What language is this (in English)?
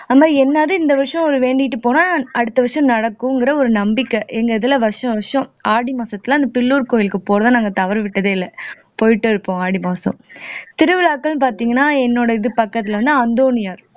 Tamil